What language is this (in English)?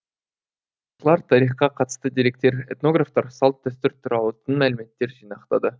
Kazakh